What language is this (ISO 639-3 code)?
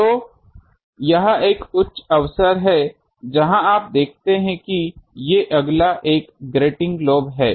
hin